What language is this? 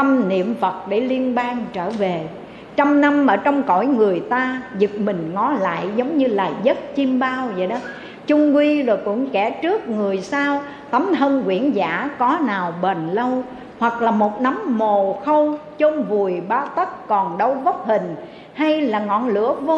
Vietnamese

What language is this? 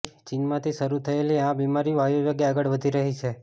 Gujarati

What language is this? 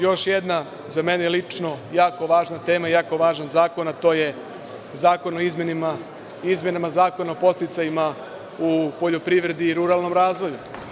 Serbian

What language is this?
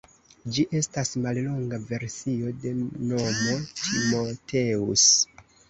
Esperanto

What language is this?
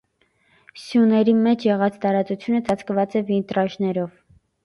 Armenian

